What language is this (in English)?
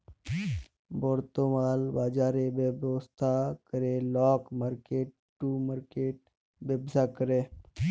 Bangla